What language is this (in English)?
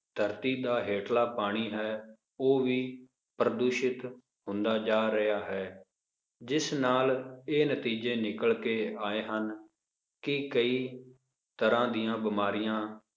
Punjabi